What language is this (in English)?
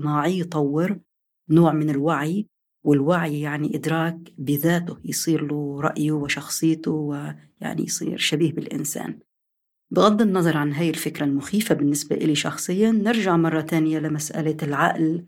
Arabic